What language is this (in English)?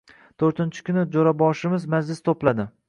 Uzbek